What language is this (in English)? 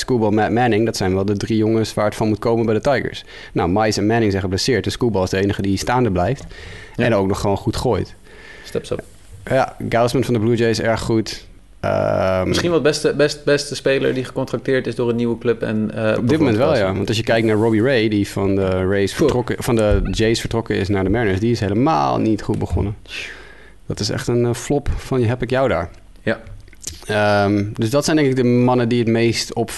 Dutch